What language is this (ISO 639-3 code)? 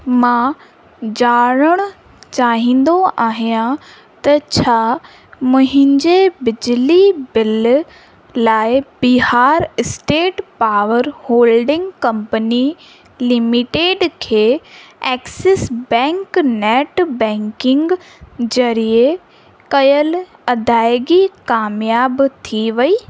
snd